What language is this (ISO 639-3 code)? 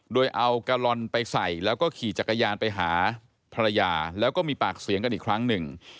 tha